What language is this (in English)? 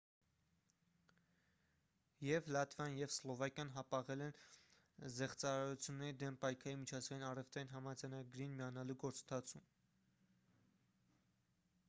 Armenian